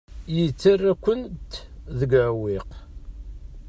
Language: Kabyle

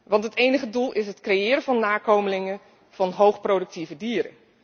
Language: Dutch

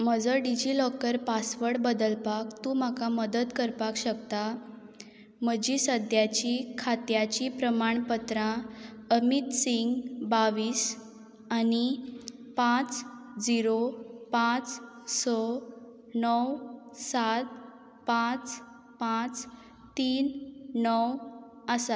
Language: Konkani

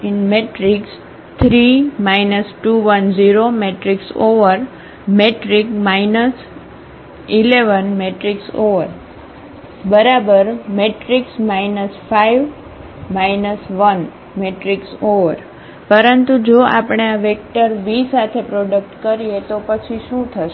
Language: Gujarati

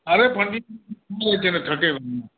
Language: Maithili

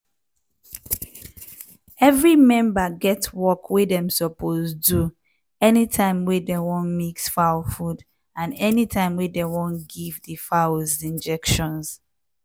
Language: Nigerian Pidgin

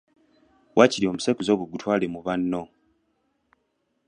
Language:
Ganda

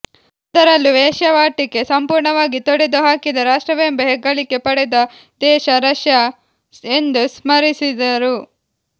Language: Kannada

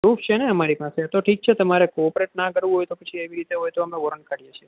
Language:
Gujarati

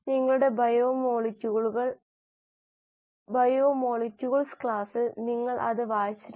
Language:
Malayalam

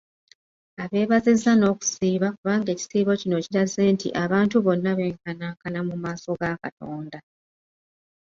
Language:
Ganda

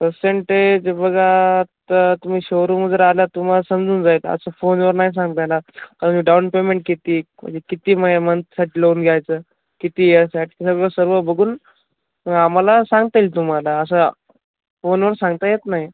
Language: Marathi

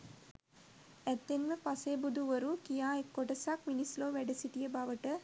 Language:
Sinhala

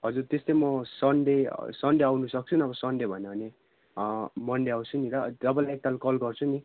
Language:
Nepali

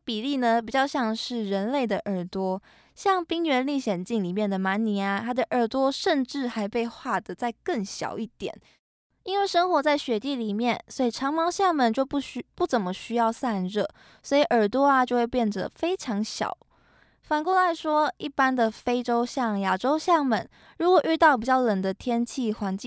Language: Chinese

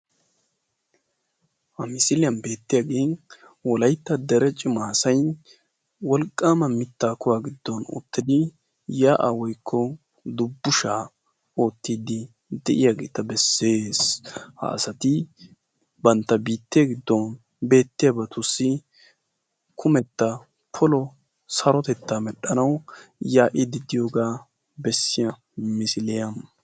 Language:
Wolaytta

